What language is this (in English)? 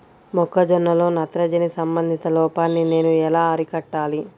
Telugu